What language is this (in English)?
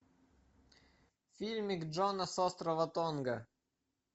Russian